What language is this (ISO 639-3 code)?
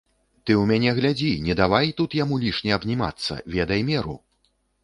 bel